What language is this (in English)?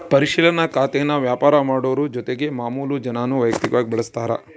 Kannada